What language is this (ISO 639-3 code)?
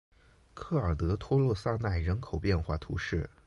zho